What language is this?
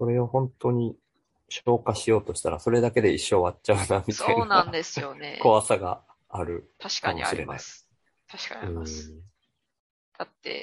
Japanese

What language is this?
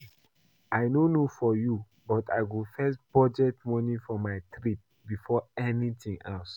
Nigerian Pidgin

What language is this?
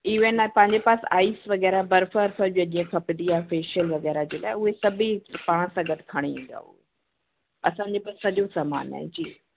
Sindhi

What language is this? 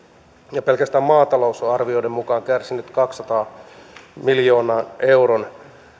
Finnish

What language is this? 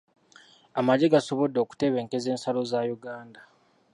Ganda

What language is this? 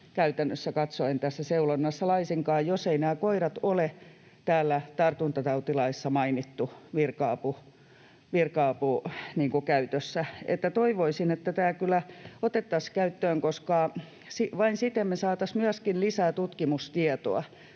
Finnish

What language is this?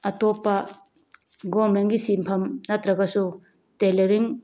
Manipuri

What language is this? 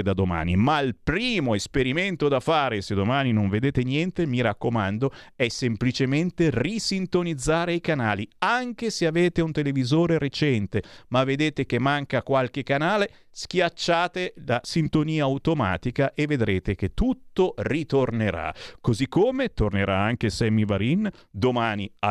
Italian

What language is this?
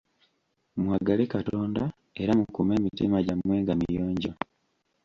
Ganda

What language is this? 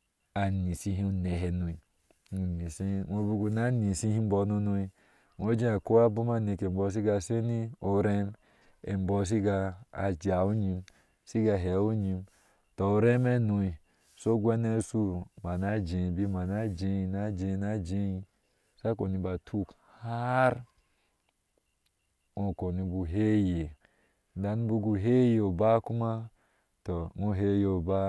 Ashe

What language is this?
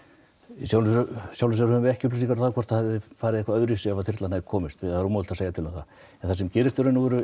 Icelandic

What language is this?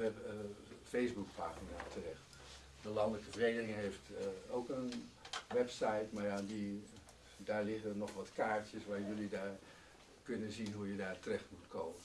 Dutch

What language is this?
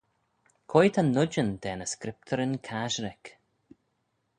Manx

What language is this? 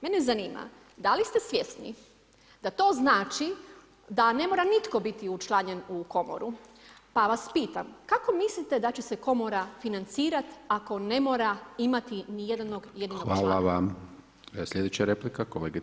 Croatian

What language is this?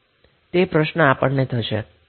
Gujarati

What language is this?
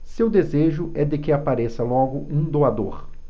Portuguese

